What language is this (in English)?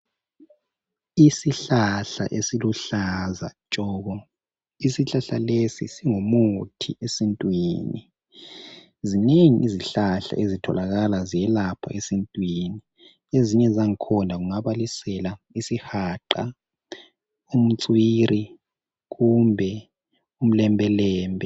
North Ndebele